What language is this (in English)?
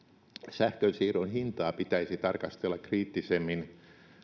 Finnish